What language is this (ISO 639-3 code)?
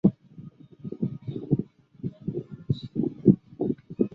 zho